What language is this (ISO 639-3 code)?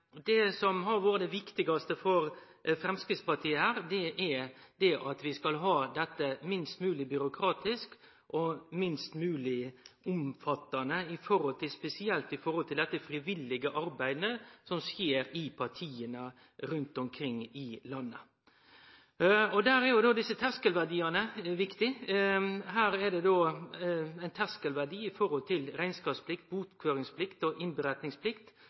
nno